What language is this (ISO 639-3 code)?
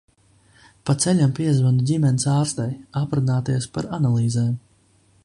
lav